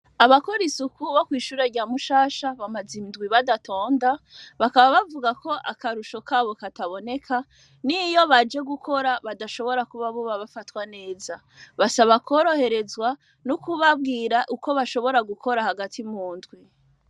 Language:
Rundi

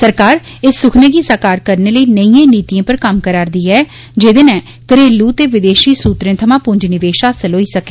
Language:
Dogri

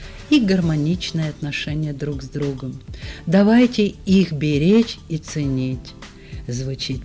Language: Russian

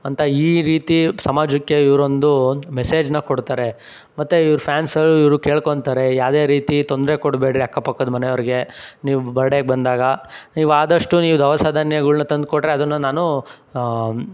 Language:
Kannada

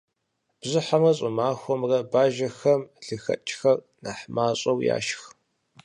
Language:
Kabardian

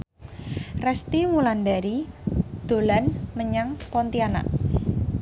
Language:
Javanese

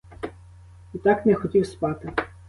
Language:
Ukrainian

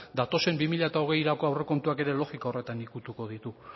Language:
Basque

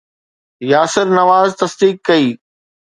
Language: Sindhi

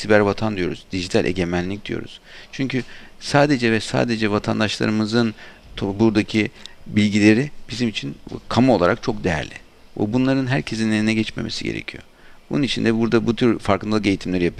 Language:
Turkish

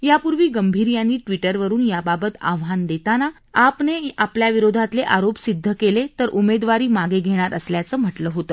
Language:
Marathi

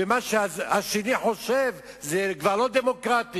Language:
Hebrew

